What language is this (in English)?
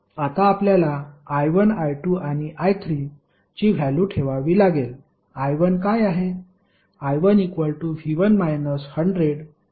Marathi